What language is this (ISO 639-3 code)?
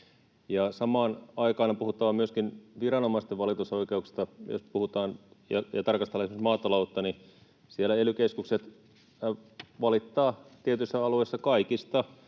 fin